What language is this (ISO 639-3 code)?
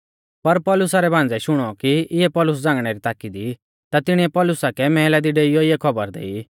bfz